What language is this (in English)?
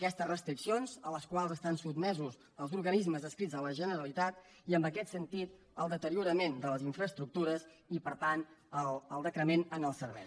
Catalan